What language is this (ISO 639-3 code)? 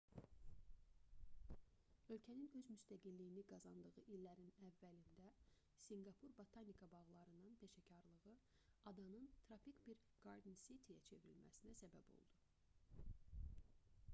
aze